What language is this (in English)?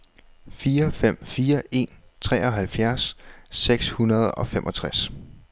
Danish